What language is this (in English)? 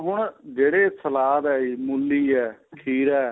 Punjabi